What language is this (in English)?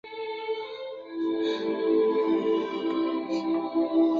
Chinese